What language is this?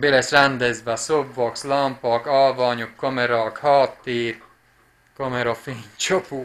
Hungarian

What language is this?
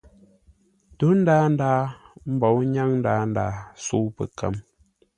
Ngombale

